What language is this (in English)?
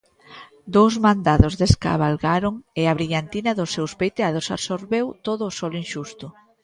Galician